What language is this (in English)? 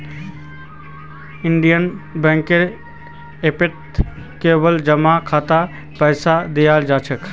Magahi